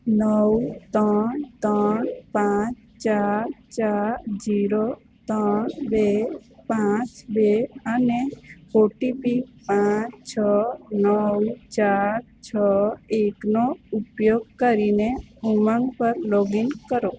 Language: Gujarati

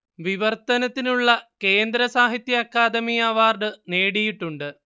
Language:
Malayalam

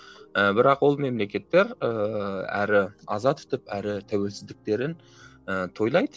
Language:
Kazakh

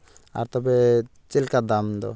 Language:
Santali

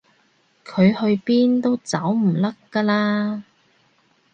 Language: Cantonese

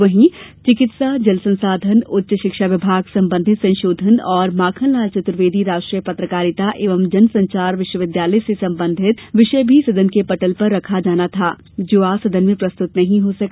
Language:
Hindi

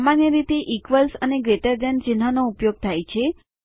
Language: Gujarati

